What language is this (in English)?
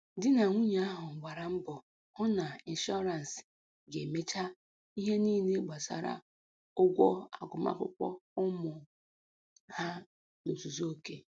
Igbo